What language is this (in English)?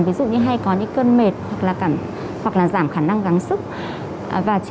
Vietnamese